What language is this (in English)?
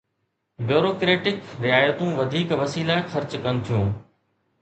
Sindhi